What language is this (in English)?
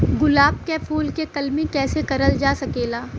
Bhojpuri